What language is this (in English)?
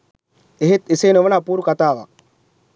Sinhala